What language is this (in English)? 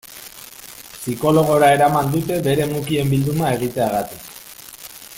Basque